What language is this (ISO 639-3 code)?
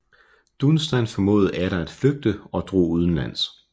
dan